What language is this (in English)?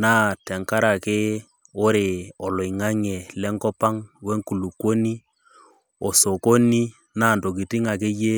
Masai